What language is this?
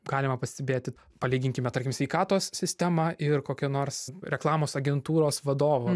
Lithuanian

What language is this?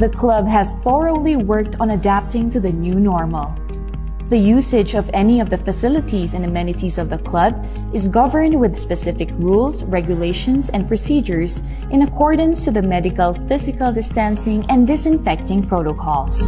Filipino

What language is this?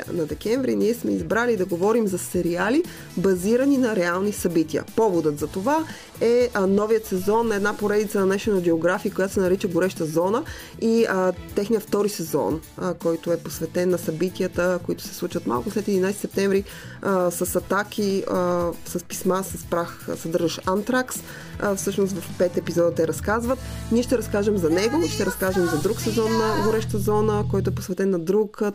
Bulgarian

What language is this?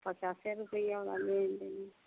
Hindi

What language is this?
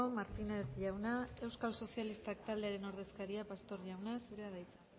Basque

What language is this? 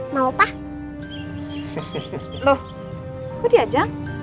Indonesian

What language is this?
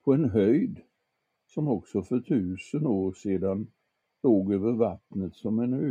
Swedish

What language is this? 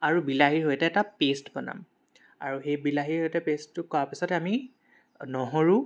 Assamese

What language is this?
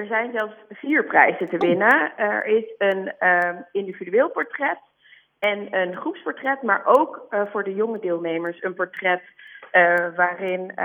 Dutch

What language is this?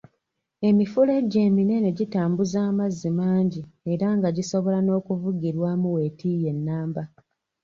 Ganda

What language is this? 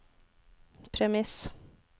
Norwegian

